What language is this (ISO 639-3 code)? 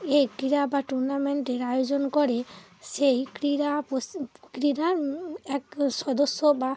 ben